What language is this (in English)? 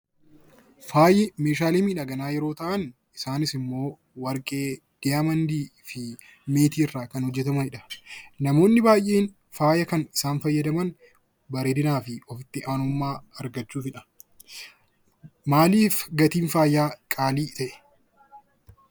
Oromo